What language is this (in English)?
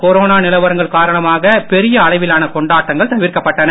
Tamil